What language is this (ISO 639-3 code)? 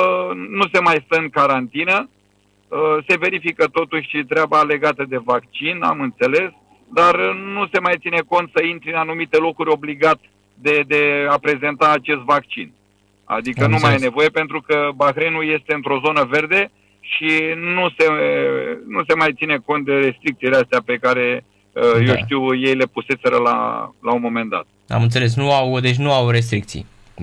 ron